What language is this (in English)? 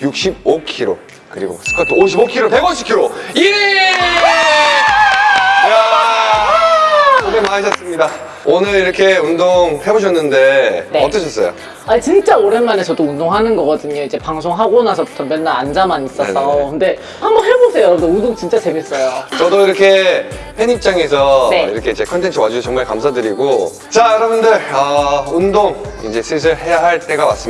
Korean